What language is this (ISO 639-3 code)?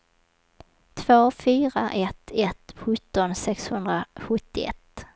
swe